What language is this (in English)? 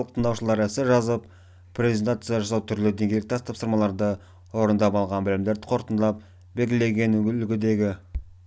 Kazakh